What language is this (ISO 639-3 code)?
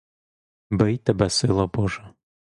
ukr